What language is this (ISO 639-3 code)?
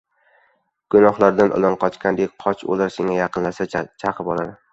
uzb